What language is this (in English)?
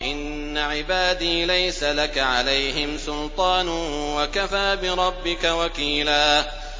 Arabic